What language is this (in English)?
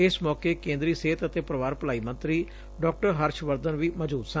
Punjabi